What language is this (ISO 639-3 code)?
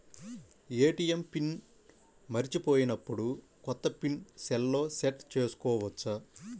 tel